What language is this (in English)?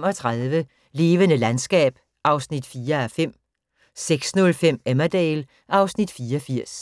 Danish